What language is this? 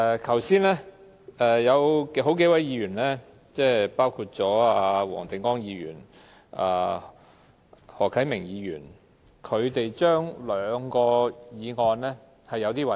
Cantonese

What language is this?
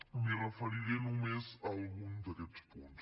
Catalan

